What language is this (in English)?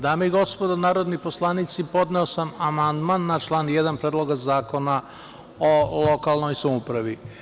Serbian